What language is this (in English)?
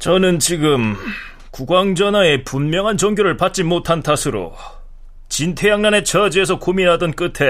Korean